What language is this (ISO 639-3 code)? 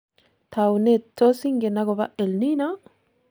kln